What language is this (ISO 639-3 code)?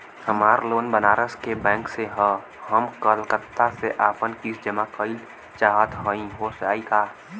bho